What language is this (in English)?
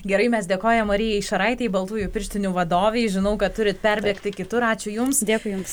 Lithuanian